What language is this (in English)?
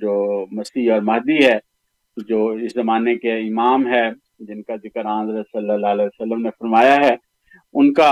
Urdu